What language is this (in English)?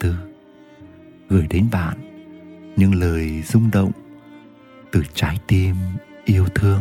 Vietnamese